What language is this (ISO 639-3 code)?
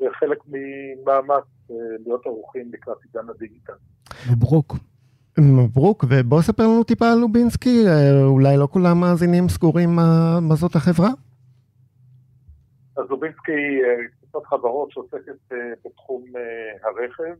heb